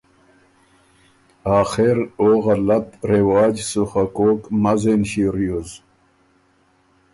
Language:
Ormuri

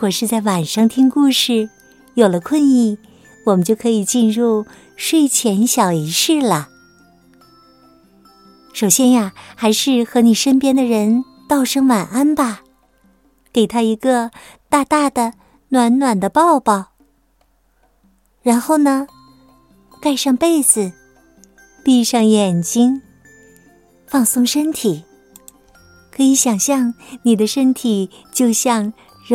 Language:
Chinese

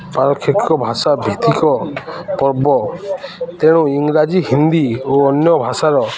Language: Odia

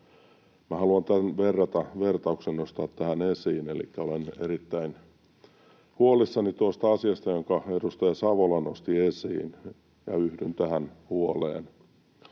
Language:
Finnish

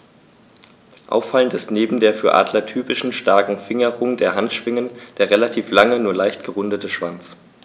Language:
German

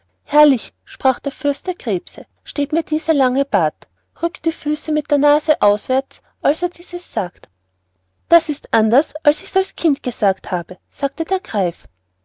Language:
German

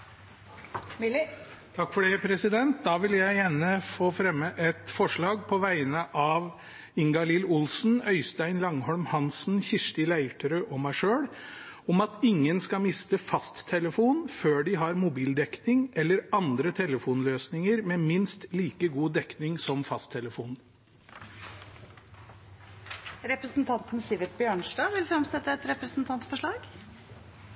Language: Norwegian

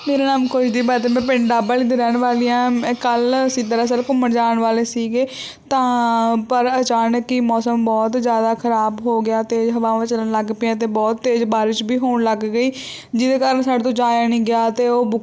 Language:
Punjabi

